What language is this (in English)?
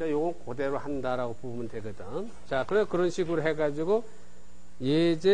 Korean